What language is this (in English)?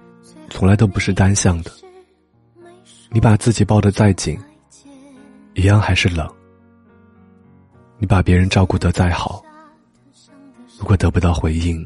Chinese